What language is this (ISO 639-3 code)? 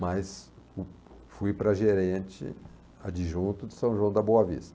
por